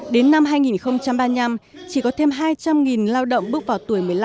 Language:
Vietnamese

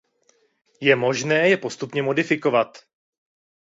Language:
Czech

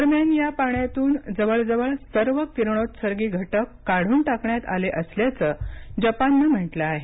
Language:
Marathi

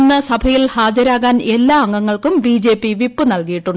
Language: Malayalam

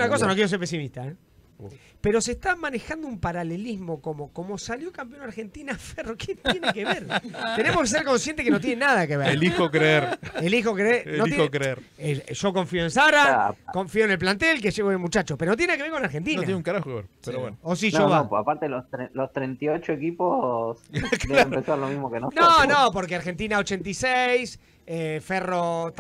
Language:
Spanish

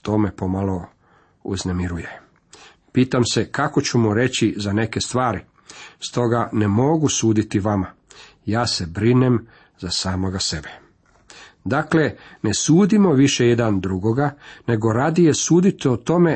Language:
Croatian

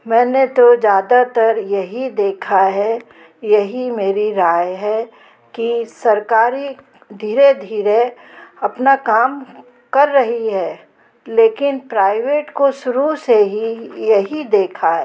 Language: Hindi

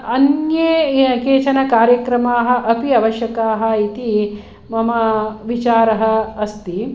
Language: Sanskrit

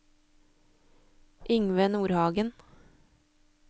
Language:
Norwegian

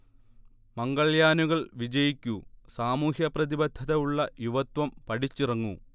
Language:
Malayalam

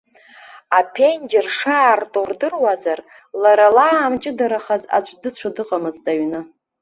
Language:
Abkhazian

